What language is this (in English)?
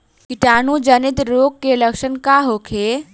Bhojpuri